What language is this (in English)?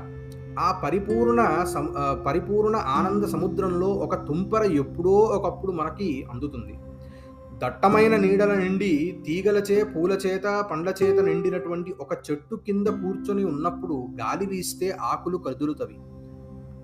Telugu